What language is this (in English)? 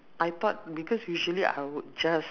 English